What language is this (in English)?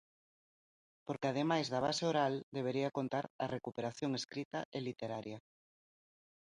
Galician